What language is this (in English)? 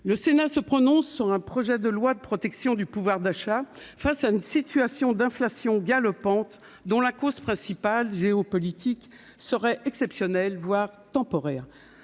French